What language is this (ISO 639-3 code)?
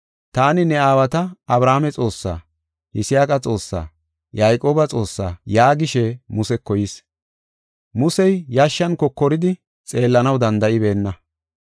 gof